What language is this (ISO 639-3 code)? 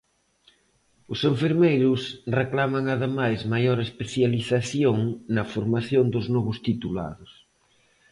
glg